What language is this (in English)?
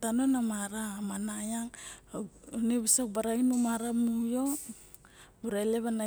Barok